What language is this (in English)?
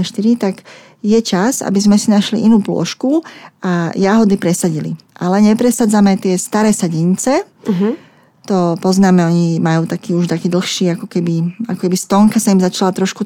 Slovak